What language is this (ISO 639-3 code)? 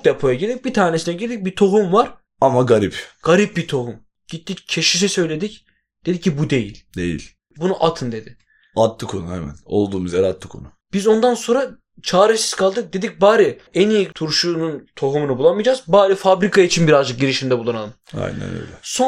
tur